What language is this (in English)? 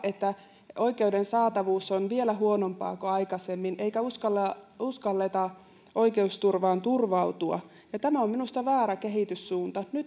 Finnish